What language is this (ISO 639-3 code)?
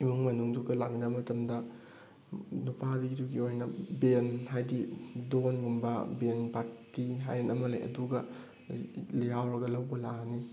mni